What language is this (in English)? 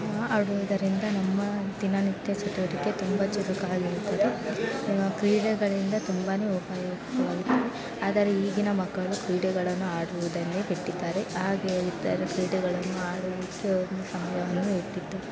Kannada